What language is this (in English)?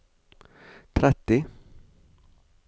Norwegian